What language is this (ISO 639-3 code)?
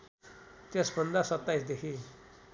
nep